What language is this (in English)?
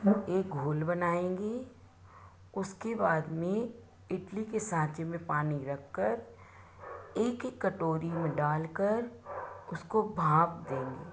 Hindi